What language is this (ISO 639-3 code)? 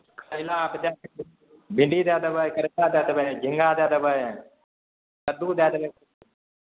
mai